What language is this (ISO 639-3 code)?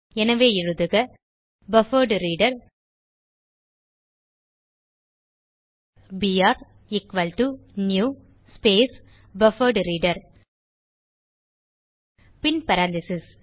tam